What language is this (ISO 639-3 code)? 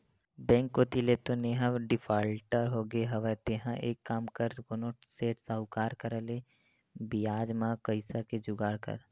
hne